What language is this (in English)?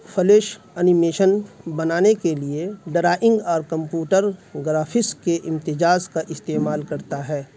Urdu